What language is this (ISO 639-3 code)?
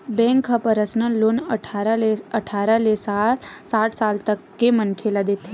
hne